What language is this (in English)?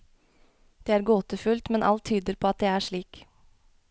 Norwegian